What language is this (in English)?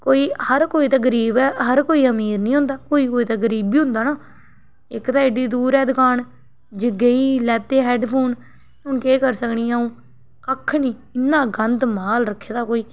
Dogri